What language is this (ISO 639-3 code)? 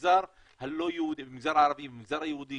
heb